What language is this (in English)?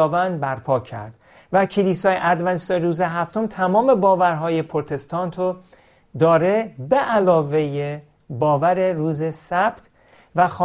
Persian